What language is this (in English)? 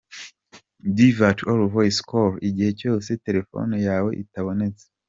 Kinyarwanda